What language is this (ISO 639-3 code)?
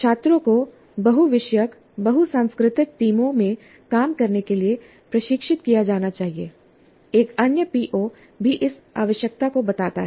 hin